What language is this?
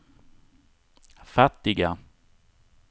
Swedish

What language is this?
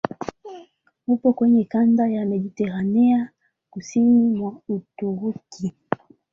Swahili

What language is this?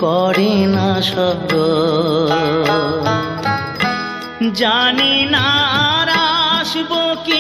Hindi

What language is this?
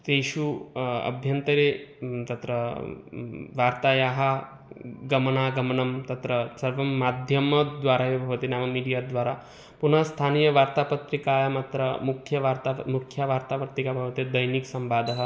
Sanskrit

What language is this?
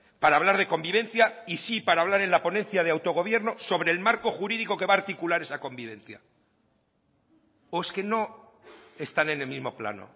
Spanish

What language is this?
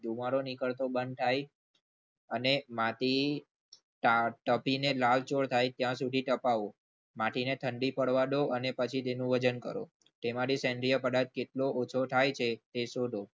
Gujarati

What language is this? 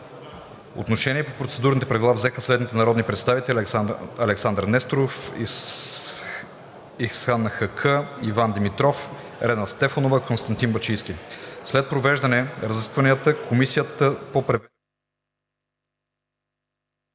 Bulgarian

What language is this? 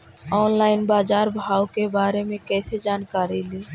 Magahi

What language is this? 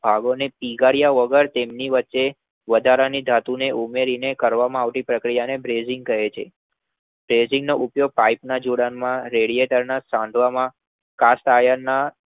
Gujarati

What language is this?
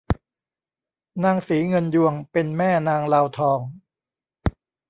Thai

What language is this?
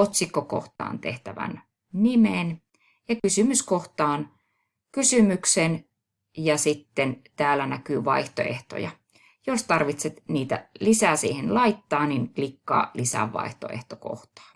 Finnish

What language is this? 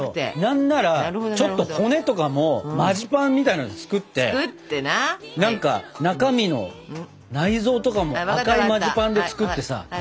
Japanese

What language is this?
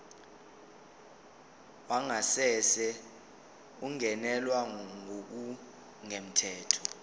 Zulu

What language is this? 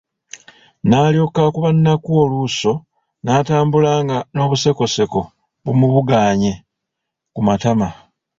Ganda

